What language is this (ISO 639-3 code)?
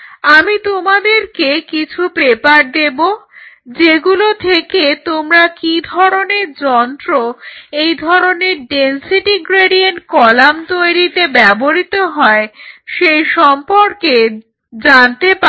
ben